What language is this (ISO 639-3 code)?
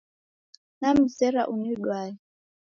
dav